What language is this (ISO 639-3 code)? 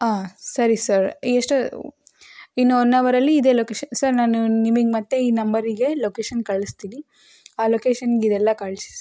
kan